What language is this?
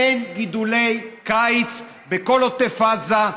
Hebrew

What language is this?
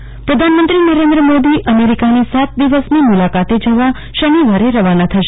Gujarati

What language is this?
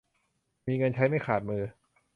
Thai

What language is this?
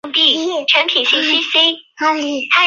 Chinese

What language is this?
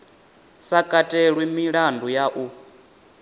Venda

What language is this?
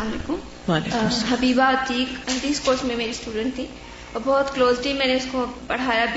Urdu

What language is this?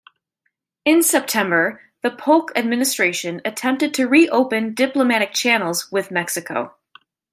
English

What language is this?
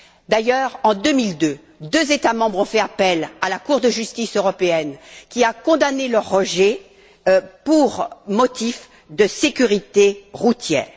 French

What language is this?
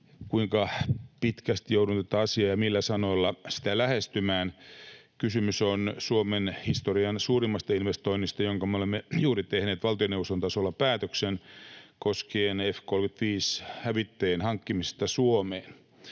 Finnish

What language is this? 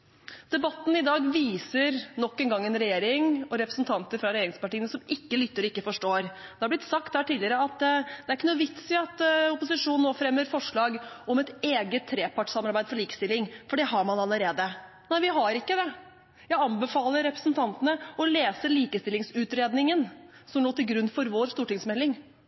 Norwegian Bokmål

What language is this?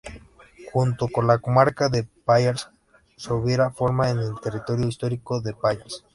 Spanish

